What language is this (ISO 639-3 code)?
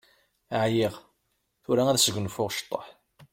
kab